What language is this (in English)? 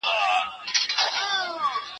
Pashto